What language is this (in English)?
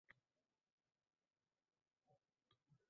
Uzbek